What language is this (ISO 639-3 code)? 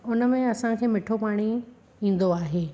snd